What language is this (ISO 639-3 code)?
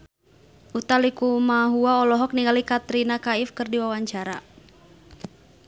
sun